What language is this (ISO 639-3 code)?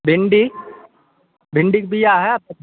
mai